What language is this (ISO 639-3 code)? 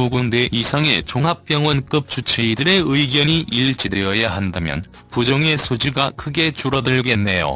kor